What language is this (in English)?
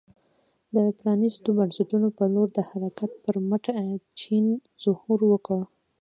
Pashto